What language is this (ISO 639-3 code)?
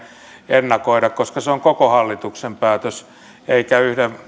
fin